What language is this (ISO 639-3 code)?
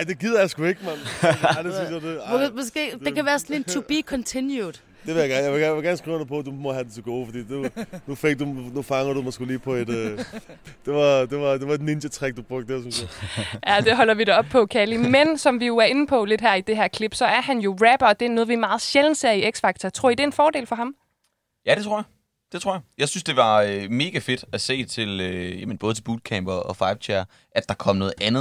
dan